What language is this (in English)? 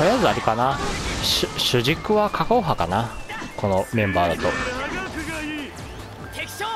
Japanese